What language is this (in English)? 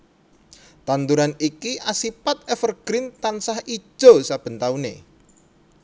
Javanese